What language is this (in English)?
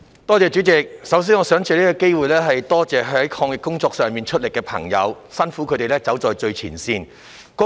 Cantonese